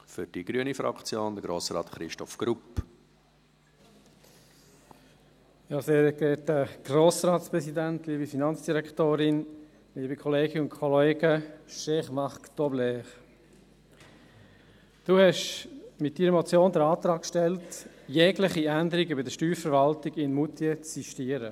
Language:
Swiss German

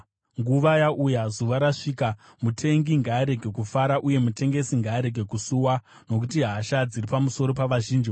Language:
Shona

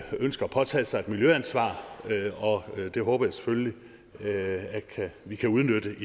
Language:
Danish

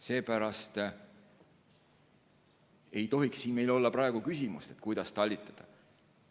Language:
Estonian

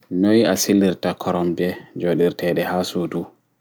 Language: Fula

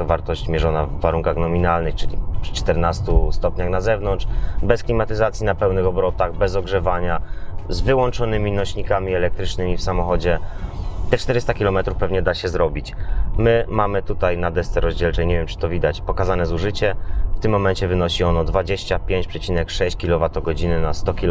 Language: Polish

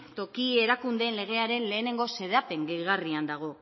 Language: Basque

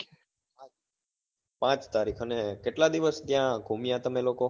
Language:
Gujarati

